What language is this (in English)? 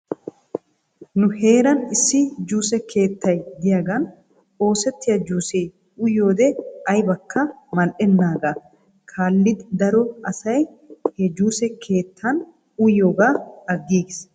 Wolaytta